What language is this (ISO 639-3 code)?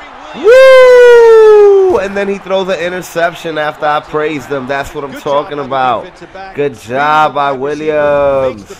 eng